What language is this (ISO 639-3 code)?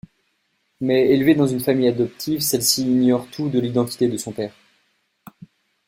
fra